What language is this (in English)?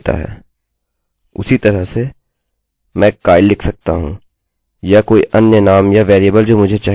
Hindi